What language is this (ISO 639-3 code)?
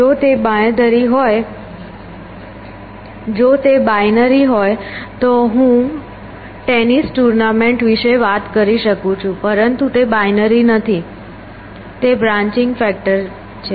guj